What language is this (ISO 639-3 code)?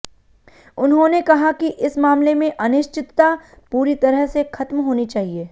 hin